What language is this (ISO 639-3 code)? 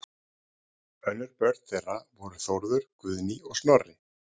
isl